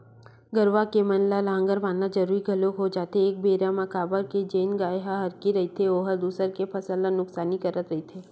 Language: Chhattisgarhi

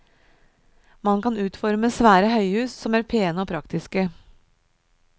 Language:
Norwegian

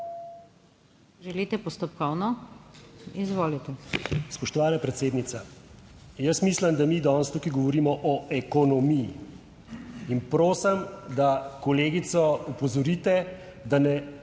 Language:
Slovenian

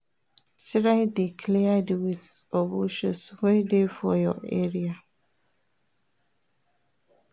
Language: Nigerian Pidgin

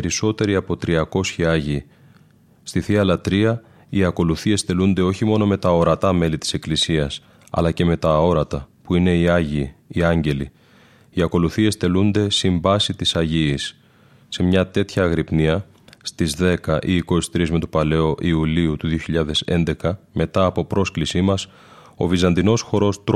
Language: Greek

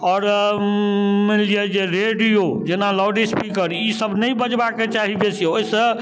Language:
Maithili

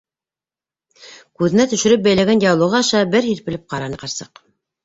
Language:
Bashkir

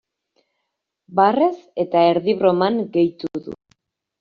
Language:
Basque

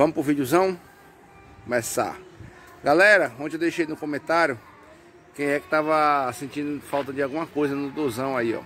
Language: Portuguese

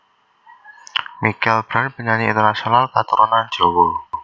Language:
Javanese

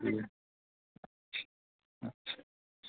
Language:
Dogri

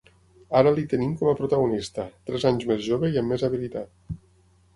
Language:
Catalan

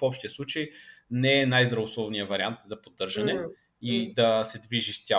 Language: Bulgarian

